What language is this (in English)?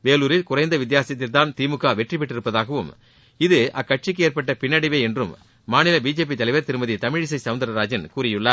Tamil